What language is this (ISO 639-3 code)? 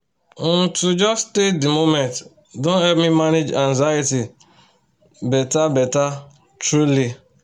pcm